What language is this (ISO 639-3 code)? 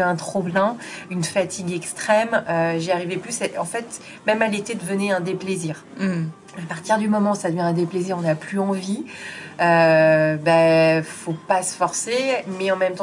fra